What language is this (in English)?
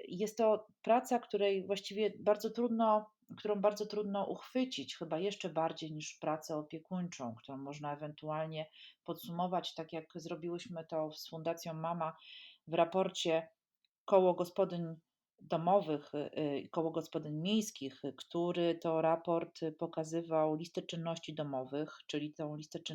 Polish